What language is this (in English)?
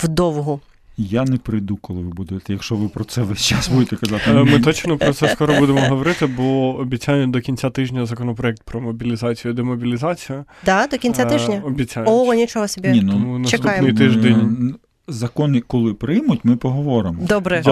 Ukrainian